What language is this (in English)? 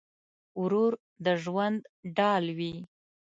Pashto